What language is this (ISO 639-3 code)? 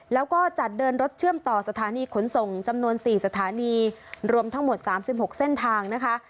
tha